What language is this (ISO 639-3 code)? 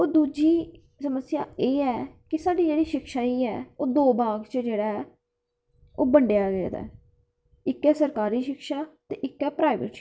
doi